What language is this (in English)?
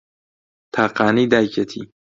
Central Kurdish